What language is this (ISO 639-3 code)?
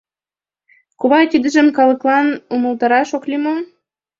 chm